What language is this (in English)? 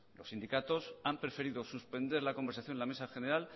Spanish